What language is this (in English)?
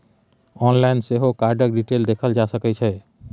Maithili